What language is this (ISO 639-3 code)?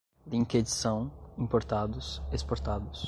por